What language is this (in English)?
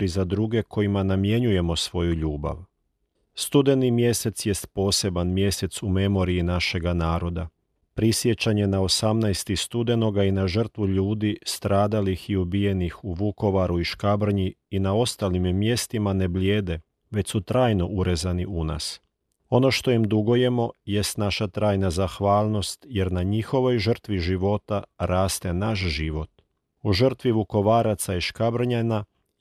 Croatian